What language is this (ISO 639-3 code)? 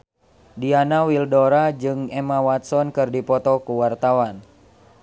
sun